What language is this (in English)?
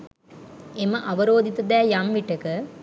Sinhala